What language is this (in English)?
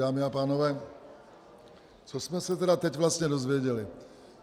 Czech